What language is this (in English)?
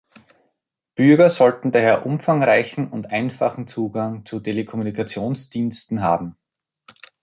German